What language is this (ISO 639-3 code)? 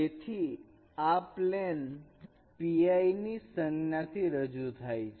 guj